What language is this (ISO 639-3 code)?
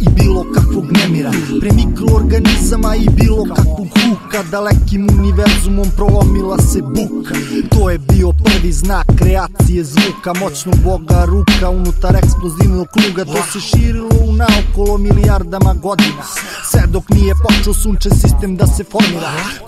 ron